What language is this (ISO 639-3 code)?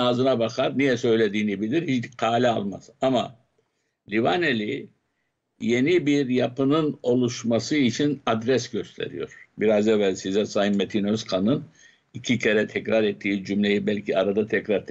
tur